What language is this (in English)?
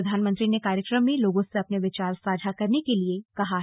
Hindi